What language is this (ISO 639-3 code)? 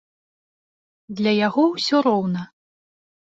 bel